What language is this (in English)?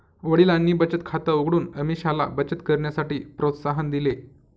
Marathi